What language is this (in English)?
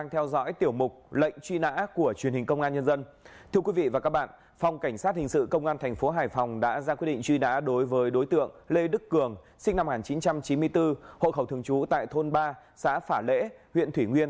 Vietnamese